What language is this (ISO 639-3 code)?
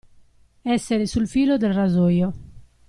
ita